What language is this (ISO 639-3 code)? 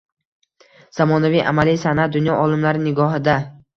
uzb